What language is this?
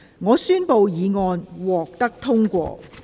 Cantonese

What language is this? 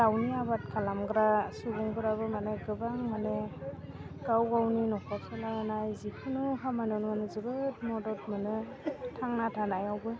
Bodo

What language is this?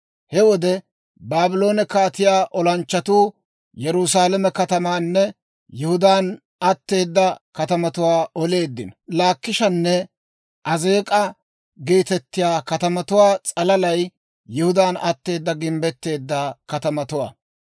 Dawro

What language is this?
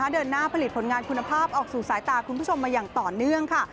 Thai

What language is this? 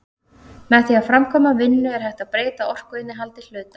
Icelandic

